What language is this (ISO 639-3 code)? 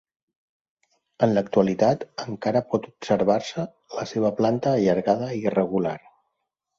cat